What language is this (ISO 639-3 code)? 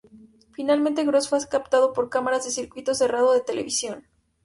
spa